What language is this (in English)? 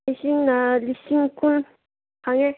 Manipuri